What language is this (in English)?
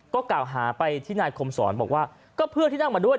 Thai